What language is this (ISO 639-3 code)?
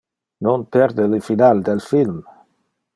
ina